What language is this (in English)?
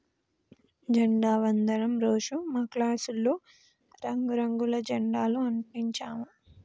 Telugu